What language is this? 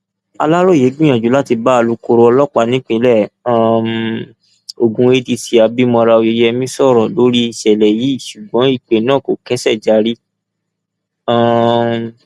Yoruba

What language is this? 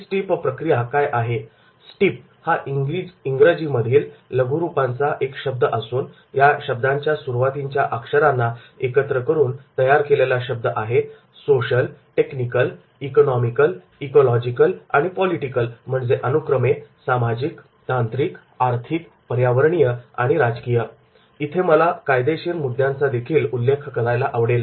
Marathi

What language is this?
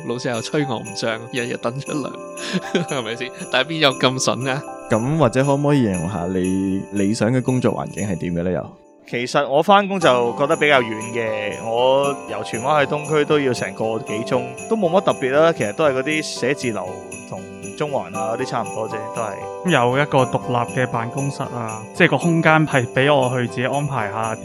Chinese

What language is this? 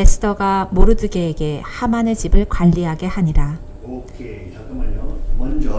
Korean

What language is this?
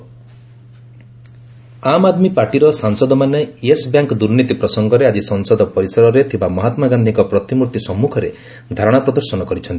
Odia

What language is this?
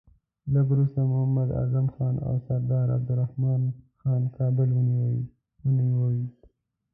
Pashto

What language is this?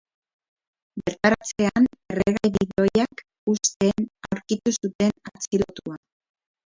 Basque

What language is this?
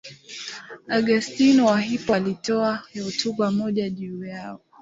Swahili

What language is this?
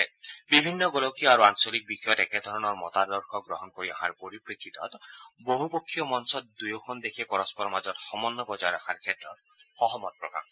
Assamese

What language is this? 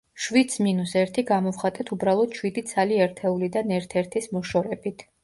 Georgian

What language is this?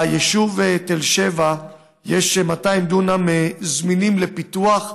Hebrew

